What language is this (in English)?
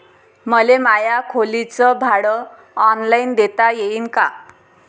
Marathi